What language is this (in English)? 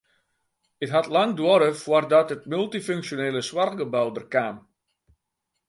Western Frisian